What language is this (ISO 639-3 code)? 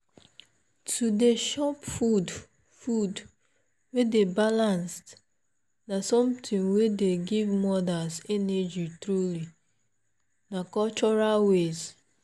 pcm